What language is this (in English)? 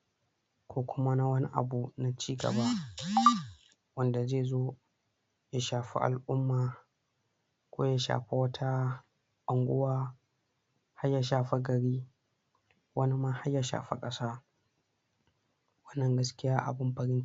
Hausa